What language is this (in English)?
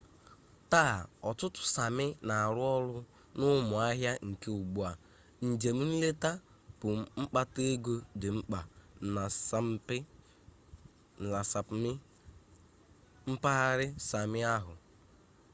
Igbo